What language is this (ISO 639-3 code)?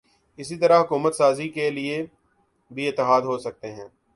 urd